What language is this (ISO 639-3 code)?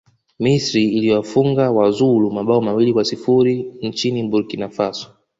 swa